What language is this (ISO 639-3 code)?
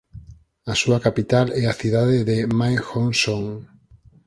glg